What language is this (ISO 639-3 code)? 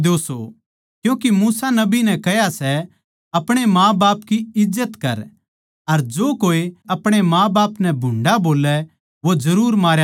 bgc